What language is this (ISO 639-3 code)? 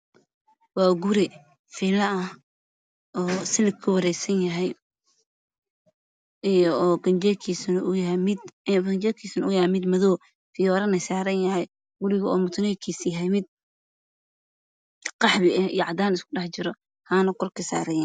som